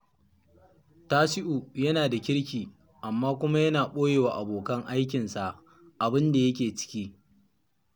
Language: Hausa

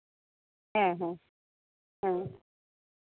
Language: Santali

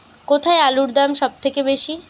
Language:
Bangla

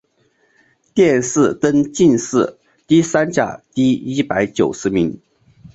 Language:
Chinese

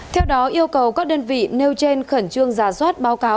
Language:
Vietnamese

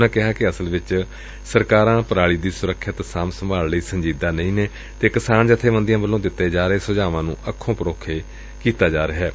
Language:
Punjabi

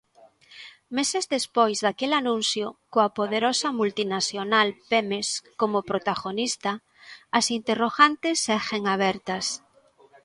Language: Galician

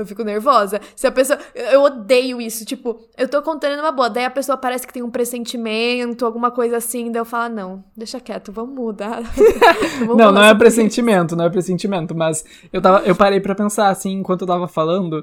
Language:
Portuguese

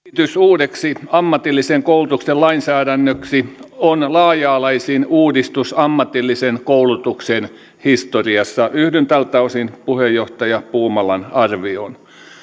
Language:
Finnish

